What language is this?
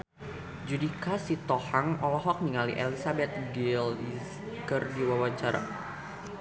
Sundanese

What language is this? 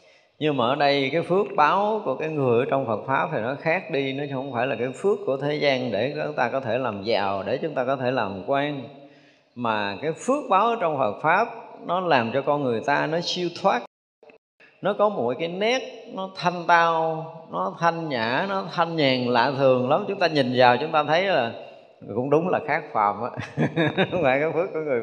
Vietnamese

